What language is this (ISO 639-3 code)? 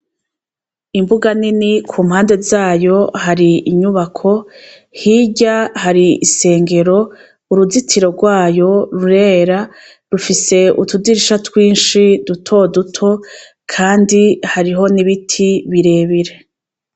run